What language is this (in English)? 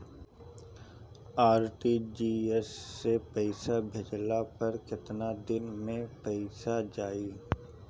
Bhojpuri